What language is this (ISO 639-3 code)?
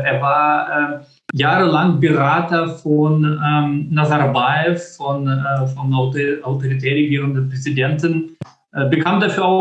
deu